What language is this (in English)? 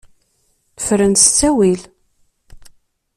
Kabyle